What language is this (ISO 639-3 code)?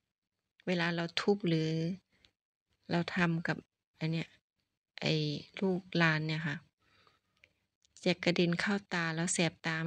tha